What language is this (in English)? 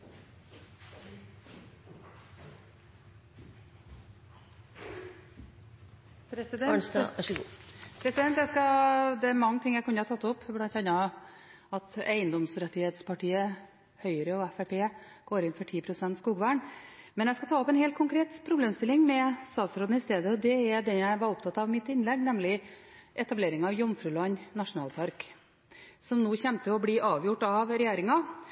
Norwegian Bokmål